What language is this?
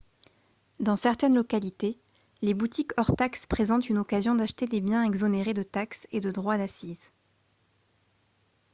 French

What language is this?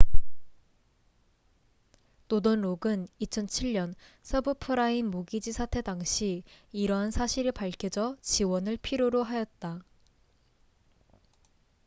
Korean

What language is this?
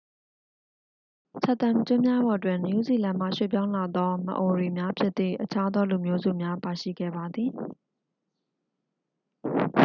Burmese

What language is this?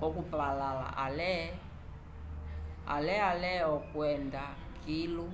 Umbundu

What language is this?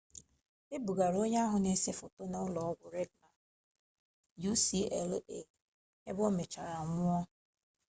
Igbo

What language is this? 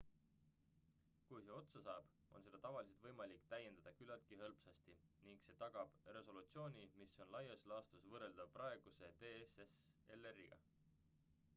Estonian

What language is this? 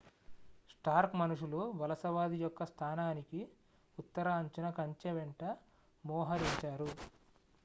Telugu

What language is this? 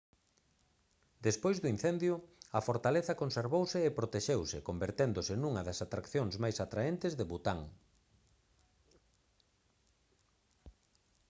Galician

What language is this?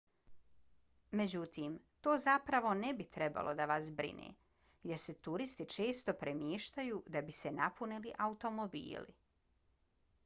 Bosnian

